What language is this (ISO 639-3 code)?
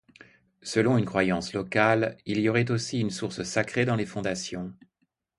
fra